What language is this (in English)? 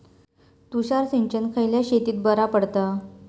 Marathi